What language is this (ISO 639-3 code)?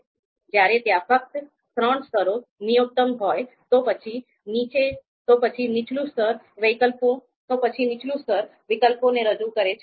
guj